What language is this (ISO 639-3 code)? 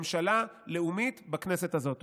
heb